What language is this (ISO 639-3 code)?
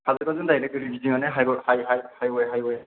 brx